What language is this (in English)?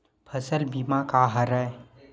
Chhattisgarhi